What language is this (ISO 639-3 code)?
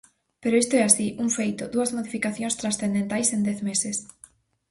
glg